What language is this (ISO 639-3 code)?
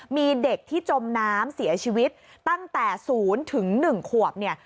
tha